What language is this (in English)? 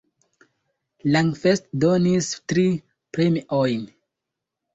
Esperanto